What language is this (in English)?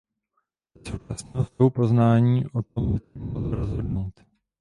Czech